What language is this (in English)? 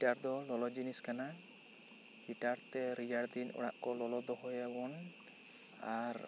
Santali